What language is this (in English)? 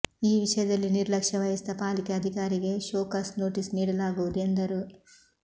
Kannada